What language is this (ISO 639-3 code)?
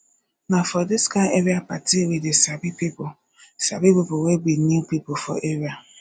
pcm